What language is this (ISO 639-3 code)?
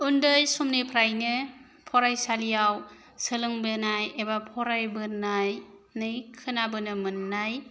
brx